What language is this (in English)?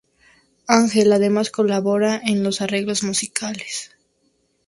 Spanish